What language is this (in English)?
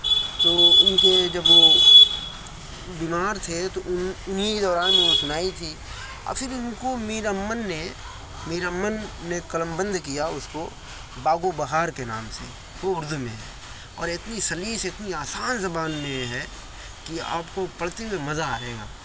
Urdu